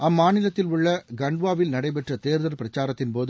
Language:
Tamil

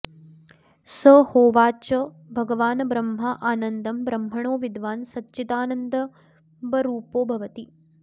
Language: Sanskrit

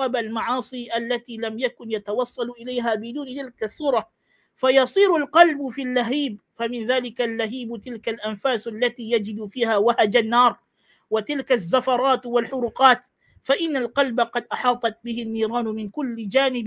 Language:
Malay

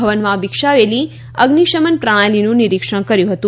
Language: Gujarati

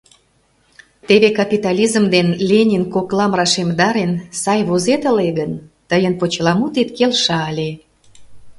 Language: Mari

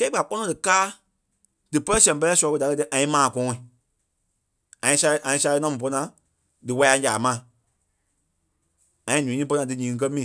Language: Kpelle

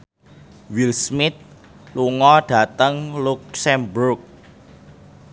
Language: Javanese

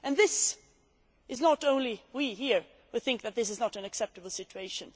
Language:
English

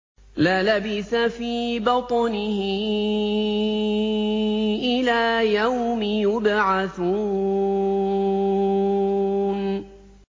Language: Arabic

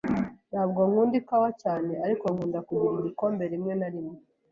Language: Kinyarwanda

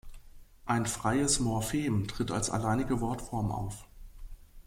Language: German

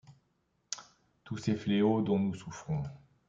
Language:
French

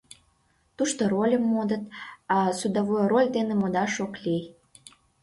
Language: Mari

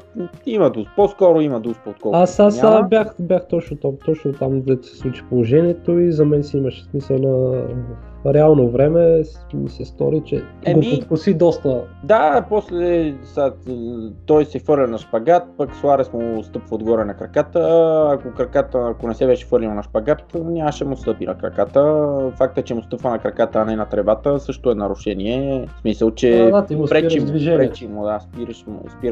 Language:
Bulgarian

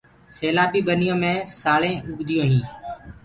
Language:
Gurgula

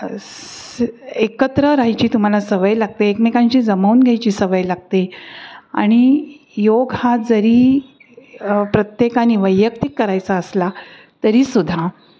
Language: Marathi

